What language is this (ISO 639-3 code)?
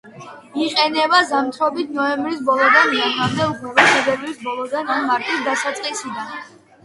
kat